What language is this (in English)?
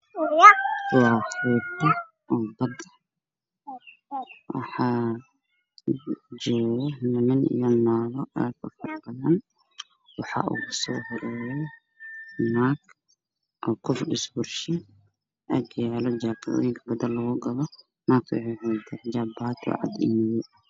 Somali